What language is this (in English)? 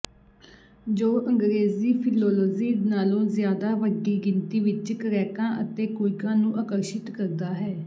Punjabi